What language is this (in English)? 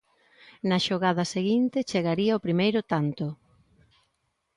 Galician